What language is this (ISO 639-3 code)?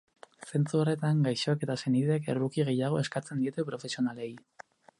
eus